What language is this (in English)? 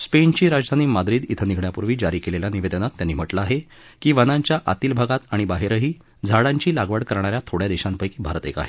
Marathi